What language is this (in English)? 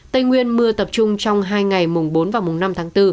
Vietnamese